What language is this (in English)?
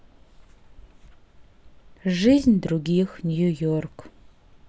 Russian